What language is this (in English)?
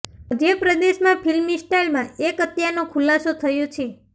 Gujarati